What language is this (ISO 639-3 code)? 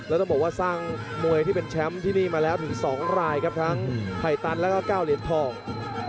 tha